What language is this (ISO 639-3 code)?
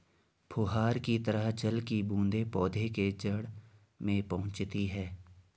hin